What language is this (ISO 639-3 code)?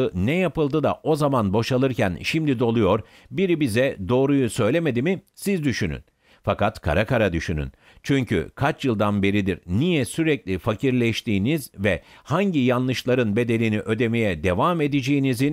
tur